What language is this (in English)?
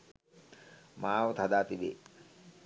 Sinhala